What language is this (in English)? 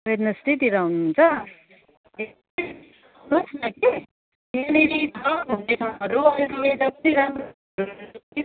Nepali